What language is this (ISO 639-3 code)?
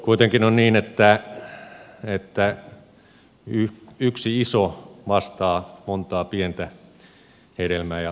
fin